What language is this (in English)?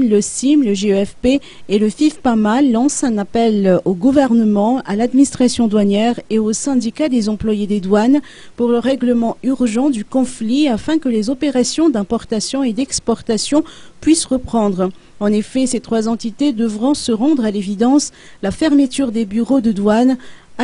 French